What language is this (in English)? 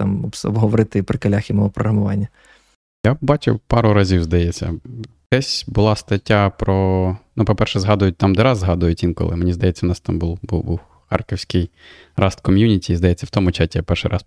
Ukrainian